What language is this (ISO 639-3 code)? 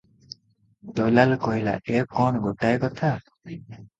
ori